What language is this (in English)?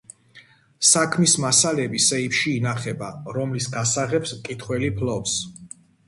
Georgian